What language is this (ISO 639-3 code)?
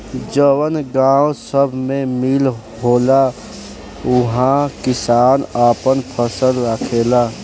bho